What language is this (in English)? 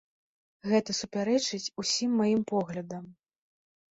Belarusian